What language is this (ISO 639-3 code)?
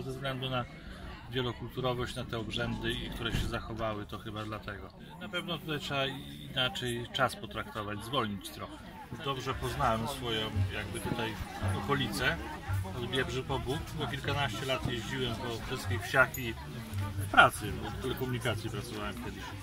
pol